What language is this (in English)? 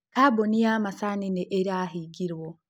Kikuyu